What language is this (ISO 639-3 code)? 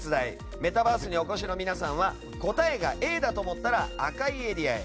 jpn